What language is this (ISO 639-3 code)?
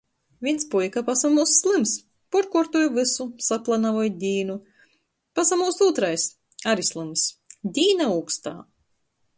ltg